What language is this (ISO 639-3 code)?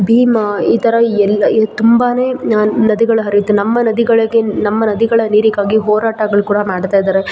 kan